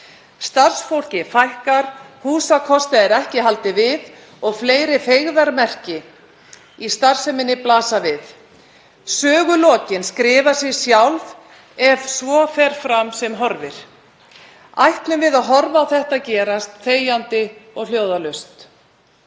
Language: Icelandic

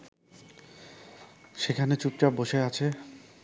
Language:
Bangla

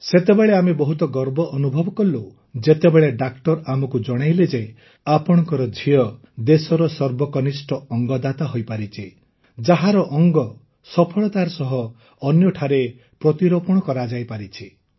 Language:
Odia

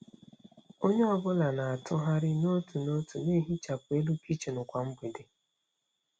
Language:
Igbo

